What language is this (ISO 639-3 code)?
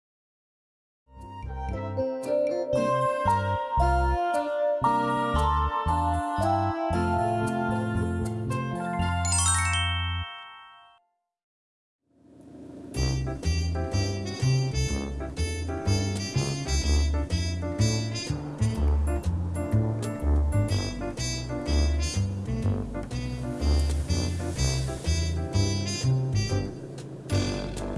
jpn